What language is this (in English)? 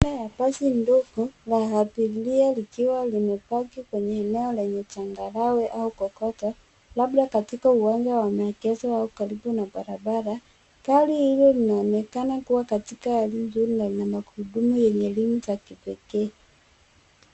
Swahili